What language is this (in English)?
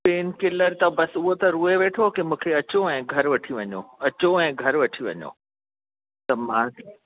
Sindhi